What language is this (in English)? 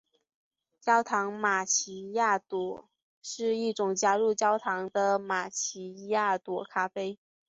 Chinese